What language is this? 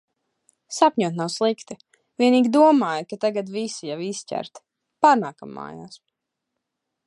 Latvian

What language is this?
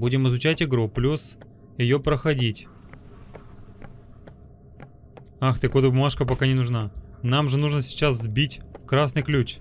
Russian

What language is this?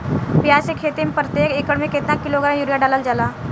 Bhojpuri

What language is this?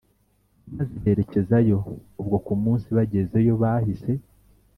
Kinyarwanda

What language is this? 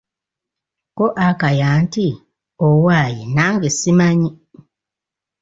Ganda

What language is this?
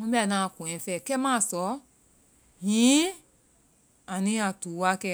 Vai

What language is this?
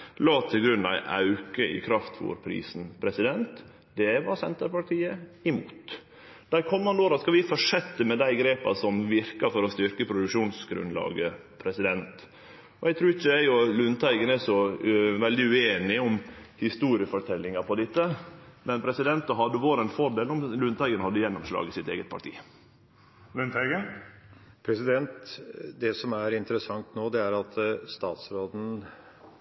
Norwegian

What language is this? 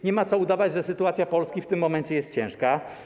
Polish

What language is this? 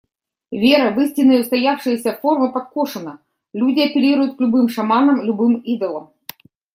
Russian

